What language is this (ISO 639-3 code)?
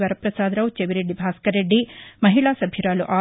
tel